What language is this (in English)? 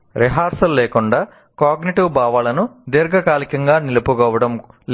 Telugu